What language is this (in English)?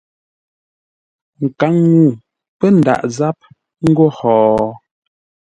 Ngombale